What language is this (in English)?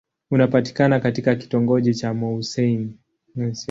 Swahili